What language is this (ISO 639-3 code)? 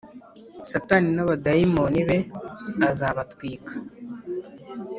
kin